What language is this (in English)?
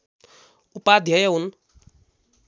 Nepali